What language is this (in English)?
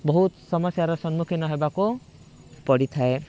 Odia